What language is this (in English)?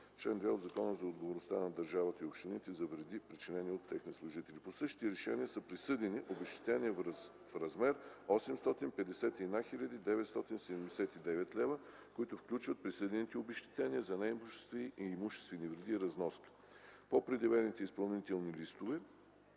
Bulgarian